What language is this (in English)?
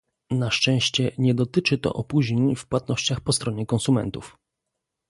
Polish